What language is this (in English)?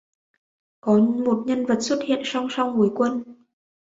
Vietnamese